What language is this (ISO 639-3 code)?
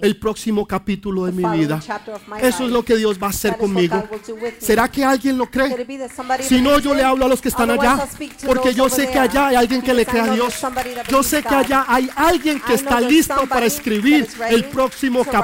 spa